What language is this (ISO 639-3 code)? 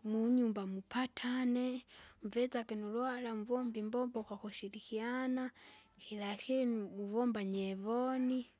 zga